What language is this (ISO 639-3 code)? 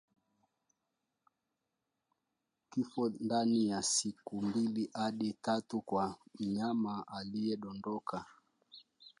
swa